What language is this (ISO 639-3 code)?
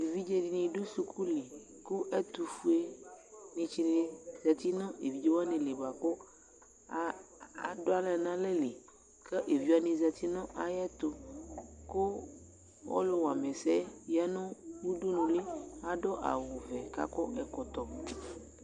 kpo